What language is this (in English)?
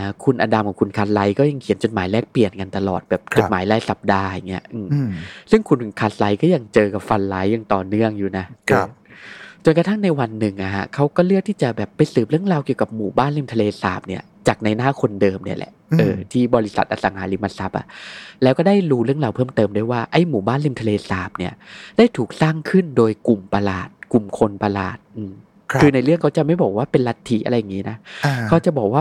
Thai